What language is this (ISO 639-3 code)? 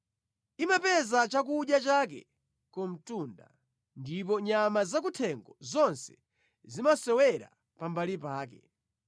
nya